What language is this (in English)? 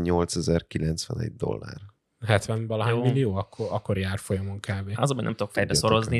Hungarian